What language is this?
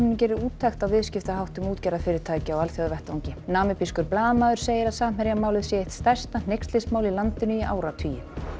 Icelandic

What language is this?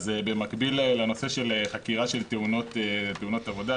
Hebrew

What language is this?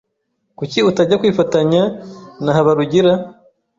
Kinyarwanda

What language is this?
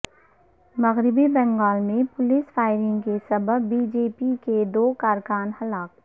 Urdu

